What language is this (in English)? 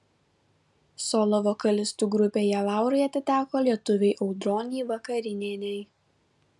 Lithuanian